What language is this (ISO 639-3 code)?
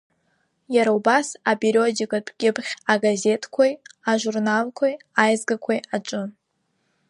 abk